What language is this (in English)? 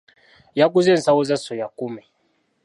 Ganda